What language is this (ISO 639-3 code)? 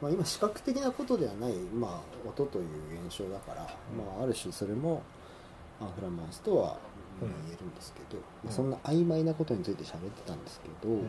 jpn